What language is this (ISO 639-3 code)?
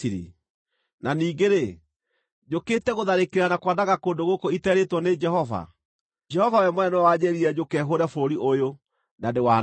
kik